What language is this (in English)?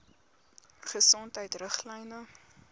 Afrikaans